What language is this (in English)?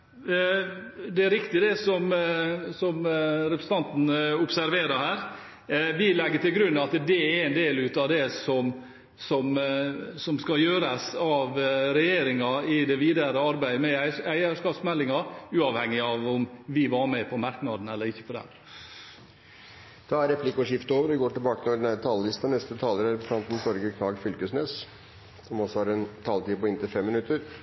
Norwegian